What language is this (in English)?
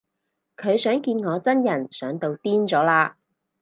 Cantonese